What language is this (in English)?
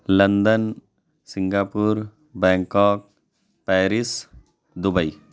Urdu